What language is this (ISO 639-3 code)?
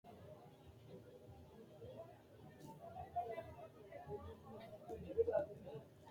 sid